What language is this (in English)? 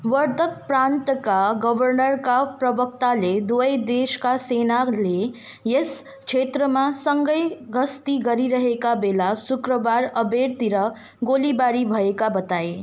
Nepali